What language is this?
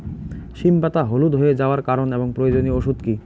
Bangla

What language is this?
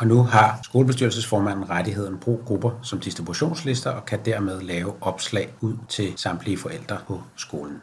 Danish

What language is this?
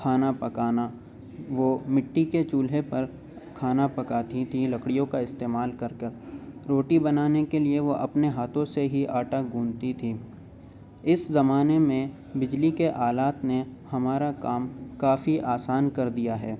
Urdu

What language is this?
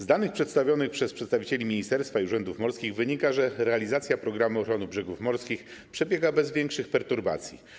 Polish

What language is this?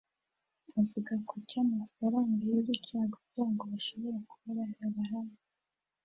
Kinyarwanda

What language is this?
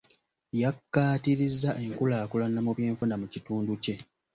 Ganda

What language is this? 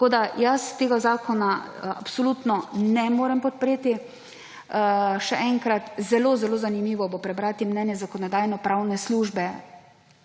Slovenian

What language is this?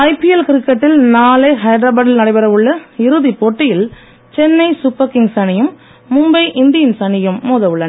Tamil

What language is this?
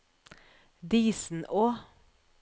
Norwegian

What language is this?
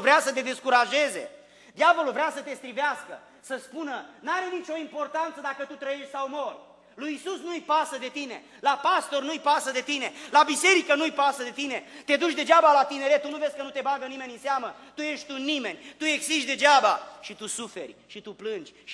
Romanian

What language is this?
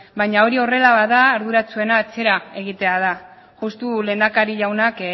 Basque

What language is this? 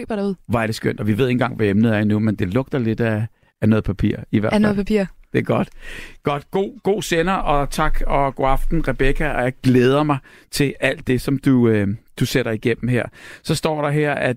Danish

